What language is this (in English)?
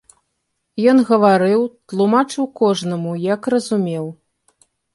Belarusian